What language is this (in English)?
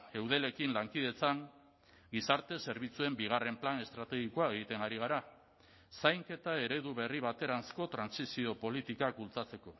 Basque